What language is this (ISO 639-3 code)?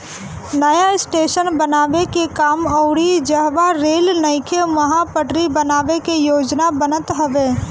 bho